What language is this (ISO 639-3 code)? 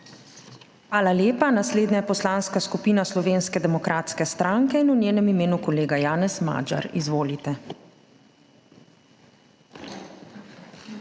slv